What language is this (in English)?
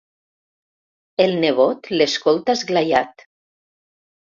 Catalan